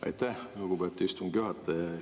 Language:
Estonian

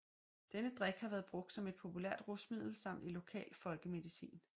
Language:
Danish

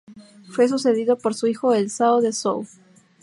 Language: Spanish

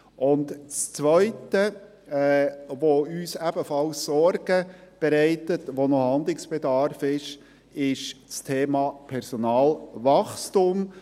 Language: Swiss German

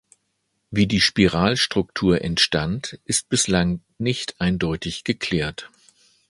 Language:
German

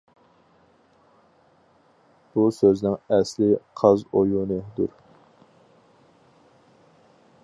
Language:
Uyghur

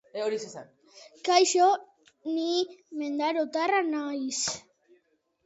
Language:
Basque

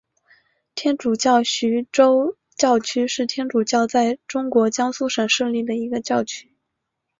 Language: Chinese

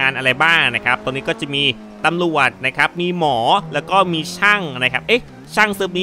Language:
Thai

